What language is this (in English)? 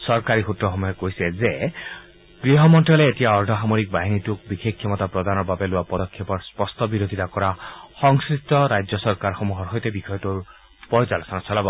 Assamese